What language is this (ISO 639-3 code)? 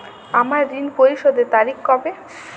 ben